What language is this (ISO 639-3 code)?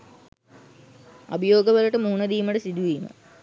sin